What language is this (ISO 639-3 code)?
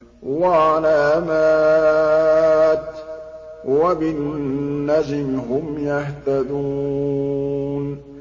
ara